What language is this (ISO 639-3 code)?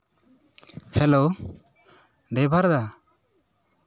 sat